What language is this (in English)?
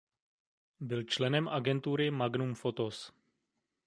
Czech